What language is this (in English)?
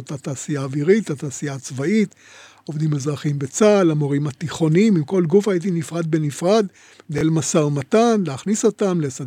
Hebrew